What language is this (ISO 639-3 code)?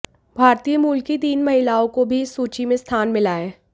hin